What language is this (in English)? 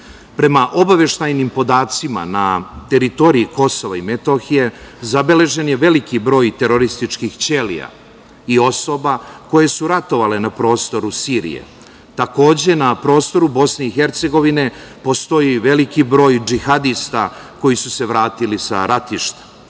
Serbian